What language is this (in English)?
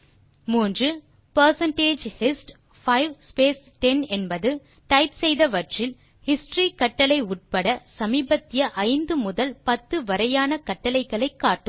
Tamil